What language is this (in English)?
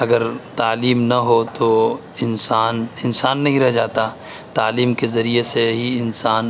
Urdu